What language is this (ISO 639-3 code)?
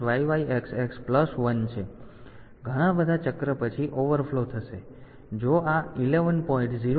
guj